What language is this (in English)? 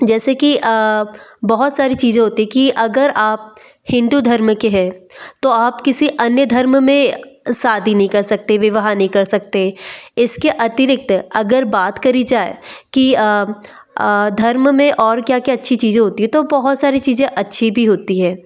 Hindi